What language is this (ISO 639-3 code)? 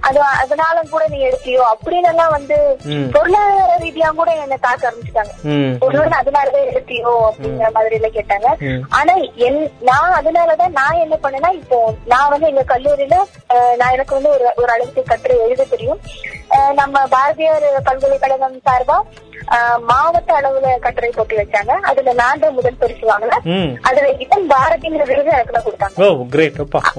tam